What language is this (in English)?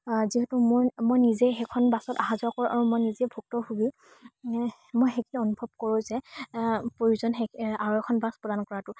Assamese